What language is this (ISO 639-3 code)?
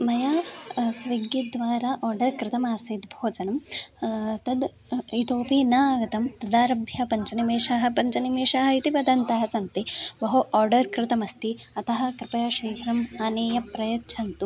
san